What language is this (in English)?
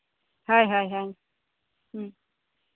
Santali